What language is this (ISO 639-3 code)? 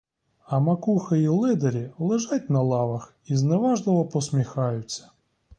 ukr